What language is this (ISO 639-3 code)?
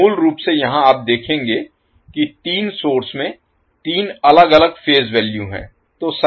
hin